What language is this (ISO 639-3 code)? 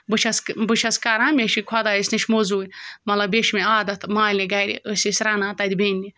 kas